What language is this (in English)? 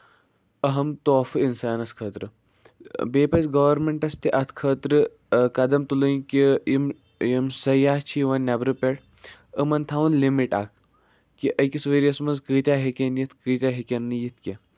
Kashmiri